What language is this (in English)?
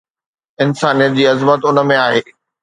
Sindhi